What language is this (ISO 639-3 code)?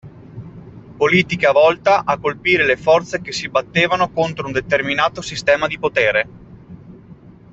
ita